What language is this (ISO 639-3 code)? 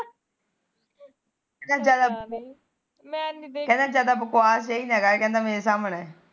pan